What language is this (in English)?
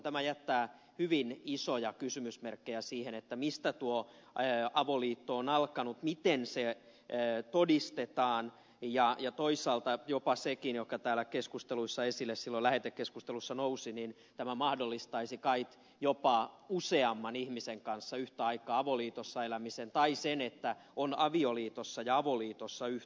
Finnish